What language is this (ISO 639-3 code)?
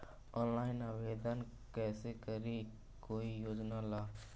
mag